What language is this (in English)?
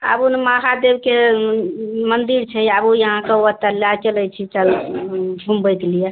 Maithili